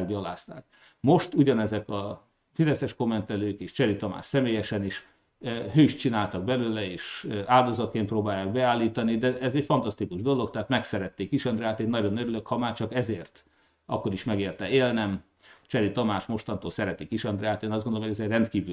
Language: Hungarian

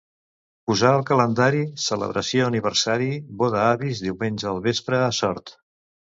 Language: Catalan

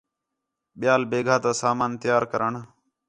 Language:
Khetrani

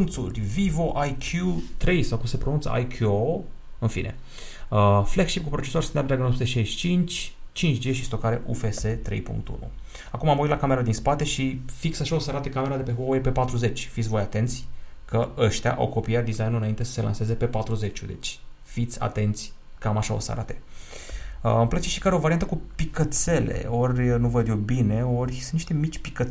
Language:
Romanian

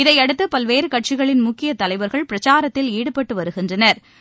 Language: Tamil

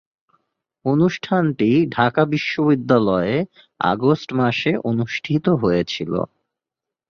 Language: Bangla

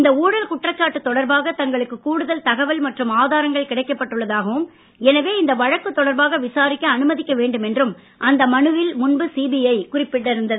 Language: Tamil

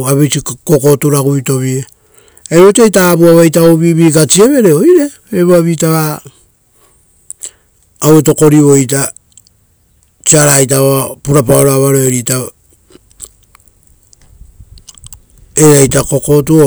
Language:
Rotokas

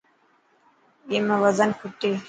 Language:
Dhatki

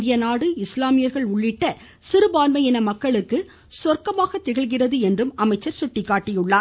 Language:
Tamil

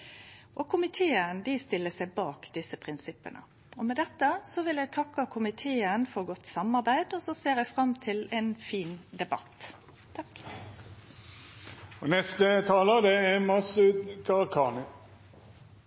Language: Norwegian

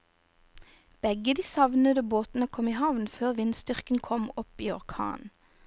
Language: Norwegian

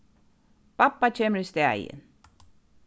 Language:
Faroese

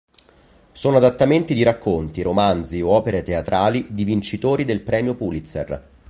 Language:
Italian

